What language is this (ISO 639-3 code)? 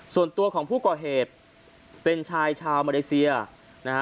tha